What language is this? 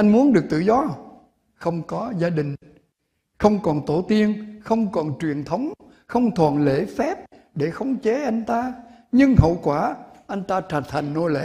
Vietnamese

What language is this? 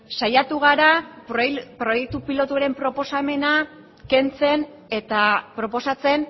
Basque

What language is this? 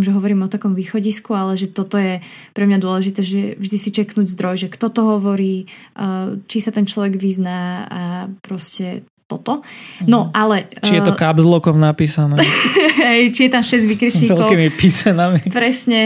Slovak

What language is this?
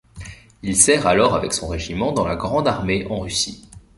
French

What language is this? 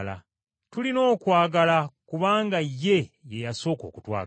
Ganda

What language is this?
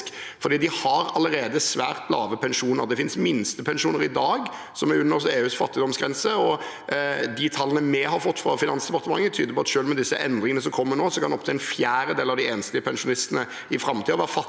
Norwegian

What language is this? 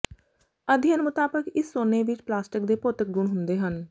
Punjabi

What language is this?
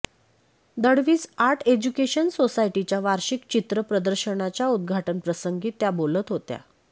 Marathi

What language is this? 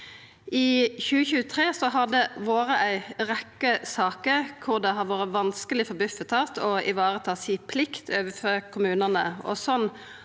Norwegian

